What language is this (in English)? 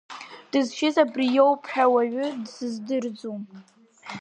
Abkhazian